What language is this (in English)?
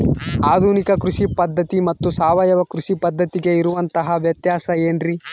Kannada